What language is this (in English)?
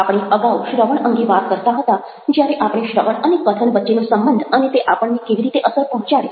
Gujarati